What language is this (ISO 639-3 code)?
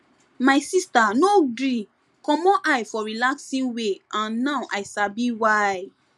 pcm